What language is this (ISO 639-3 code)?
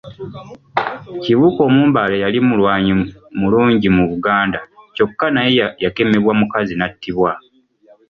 lug